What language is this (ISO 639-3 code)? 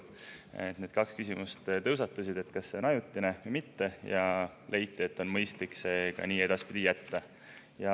est